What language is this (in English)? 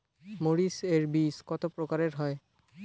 Bangla